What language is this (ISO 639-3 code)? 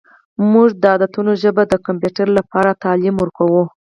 pus